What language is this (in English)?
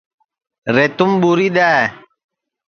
Sansi